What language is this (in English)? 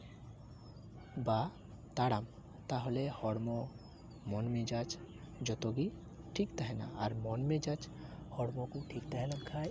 Santali